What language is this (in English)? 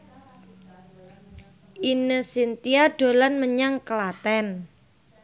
Javanese